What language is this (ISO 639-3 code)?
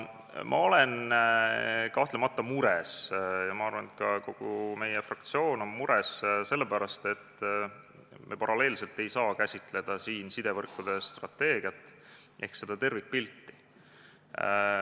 est